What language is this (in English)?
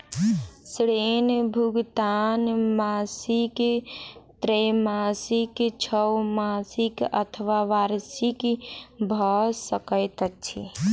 Maithili